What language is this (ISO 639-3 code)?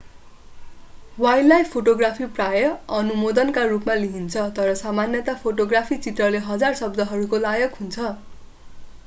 nep